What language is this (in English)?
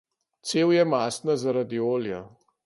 Slovenian